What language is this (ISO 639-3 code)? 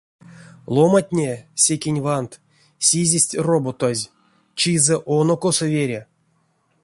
myv